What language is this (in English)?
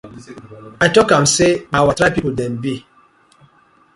Nigerian Pidgin